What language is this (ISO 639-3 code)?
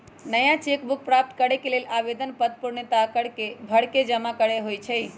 mag